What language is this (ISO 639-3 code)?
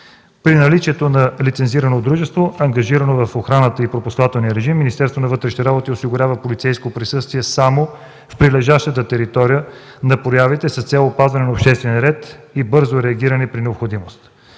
bul